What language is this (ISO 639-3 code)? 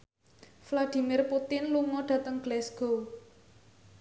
jav